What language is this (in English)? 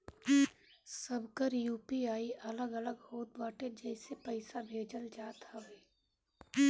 Bhojpuri